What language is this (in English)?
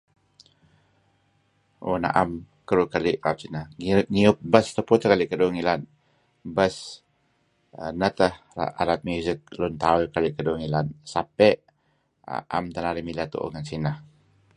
Kelabit